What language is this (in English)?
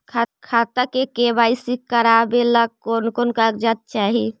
Magahi